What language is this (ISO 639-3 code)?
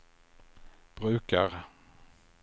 swe